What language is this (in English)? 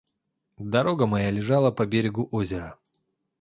Russian